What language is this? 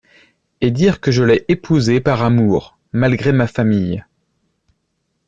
French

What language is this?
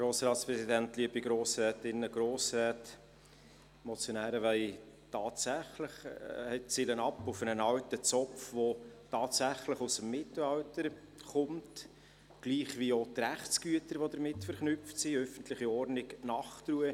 Swiss German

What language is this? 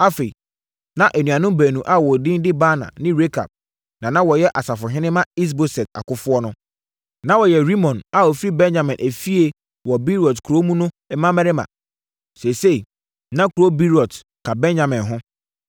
Akan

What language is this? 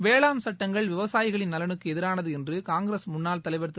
Tamil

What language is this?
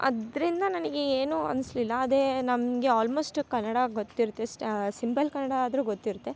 Kannada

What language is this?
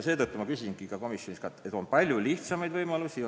Estonian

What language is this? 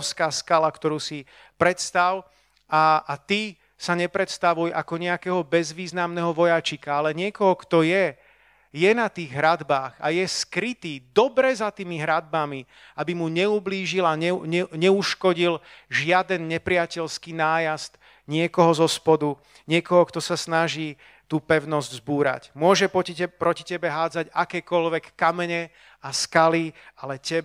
Slovak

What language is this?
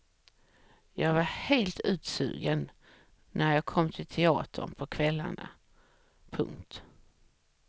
Swedish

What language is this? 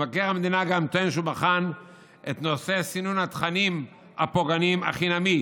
Hebrew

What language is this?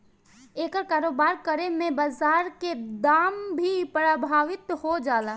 Bhojpuri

